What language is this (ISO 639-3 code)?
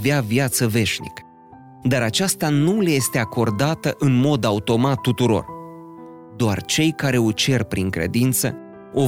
ron